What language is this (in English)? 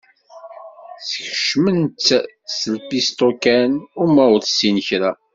Kabyle